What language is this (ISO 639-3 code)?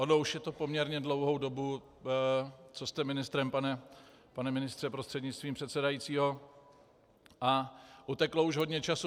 ces